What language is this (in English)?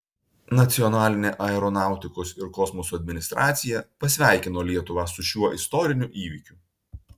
Lithuanian